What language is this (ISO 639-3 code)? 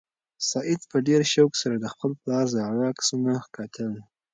pus